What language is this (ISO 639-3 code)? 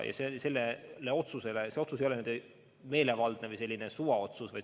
est